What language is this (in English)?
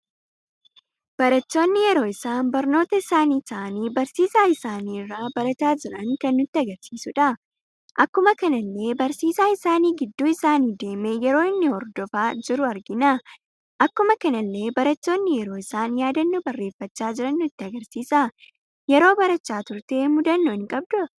Oromo